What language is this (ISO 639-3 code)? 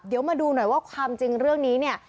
tha